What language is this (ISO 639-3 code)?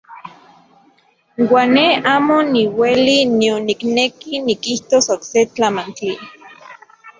ncx